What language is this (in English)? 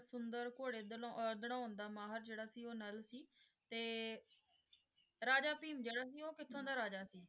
Punjabi